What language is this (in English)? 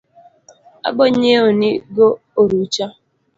Luo (Kenya and Tanzania)